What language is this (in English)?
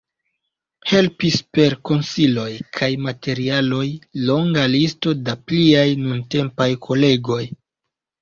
Esperanto